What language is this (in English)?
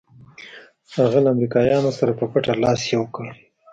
Pashto